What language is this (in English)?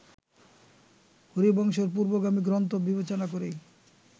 Bangla